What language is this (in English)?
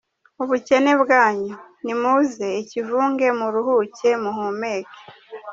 Kinyarwanda